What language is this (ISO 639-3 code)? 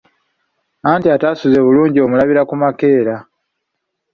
lug